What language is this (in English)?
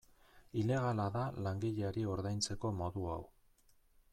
Basque